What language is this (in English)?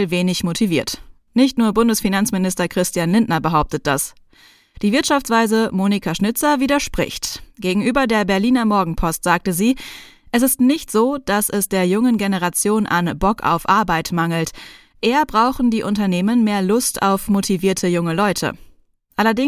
German